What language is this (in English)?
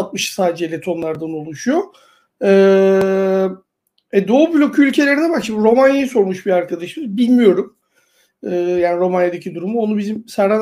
Turkish